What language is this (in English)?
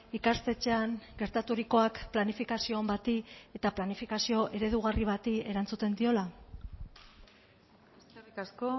Basque